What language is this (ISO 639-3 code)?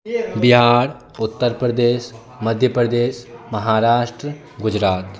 mai